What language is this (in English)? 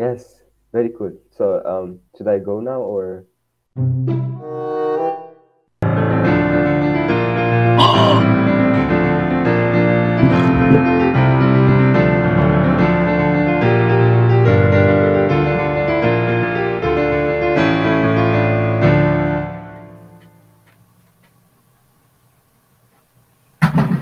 English